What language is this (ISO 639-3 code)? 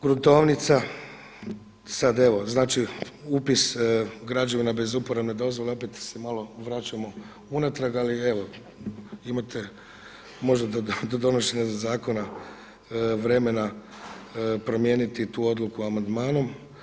hrv